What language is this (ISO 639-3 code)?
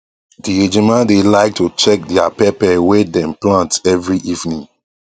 pcm